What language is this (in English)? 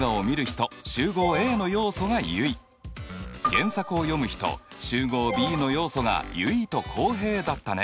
Japanese